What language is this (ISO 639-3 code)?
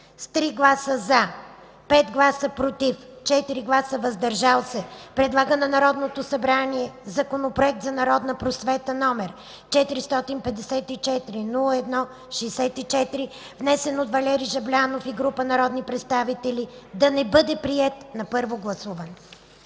bul